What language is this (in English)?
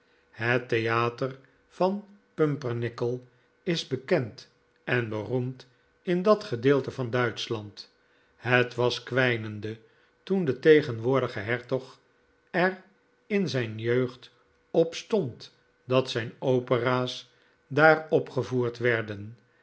Dutch